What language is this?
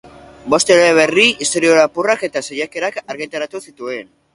Basque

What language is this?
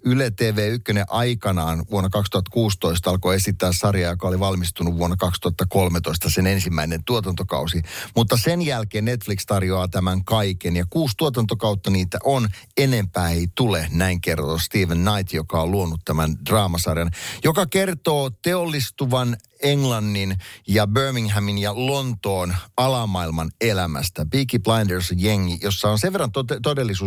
Finnish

